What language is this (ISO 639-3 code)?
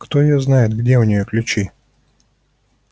rus